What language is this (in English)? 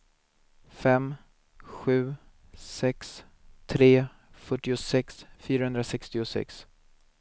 Swedish